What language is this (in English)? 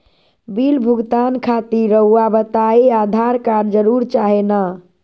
Magahi